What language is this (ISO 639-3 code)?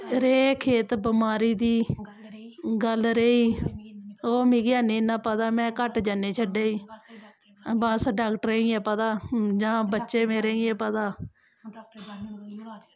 doi